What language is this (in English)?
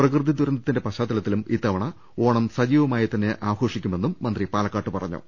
Malayalam